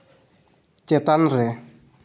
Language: Santali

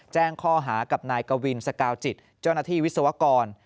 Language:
Thai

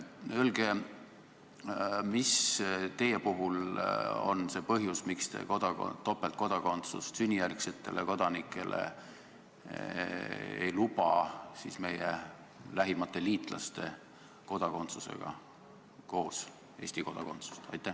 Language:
Estonian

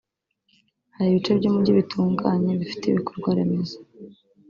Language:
Kinyarwanda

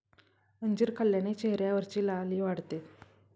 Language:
Marathi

